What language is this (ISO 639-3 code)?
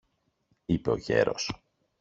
ell